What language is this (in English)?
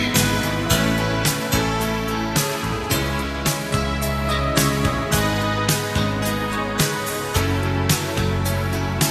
French